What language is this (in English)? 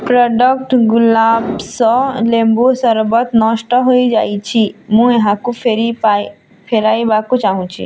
Odia